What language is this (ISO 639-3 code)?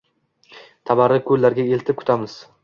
uzb